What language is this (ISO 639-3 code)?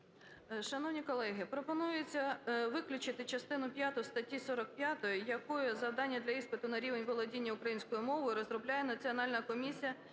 ukr